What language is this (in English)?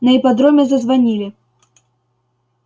Russian